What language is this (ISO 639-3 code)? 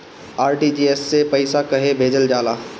bho